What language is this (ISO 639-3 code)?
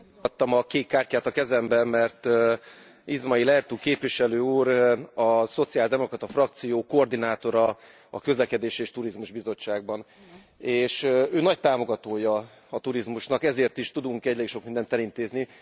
hun